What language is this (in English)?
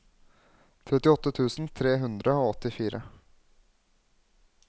Norwegian